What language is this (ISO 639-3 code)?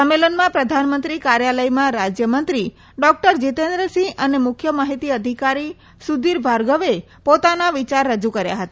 guj